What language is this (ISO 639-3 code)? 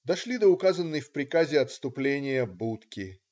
rus